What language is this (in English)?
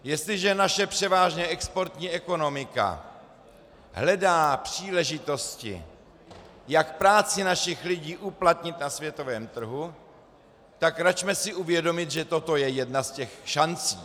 Czech